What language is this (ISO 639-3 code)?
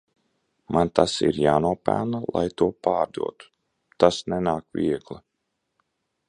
lav